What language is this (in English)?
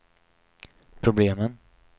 Swedish